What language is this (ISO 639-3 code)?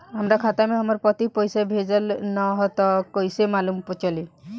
bho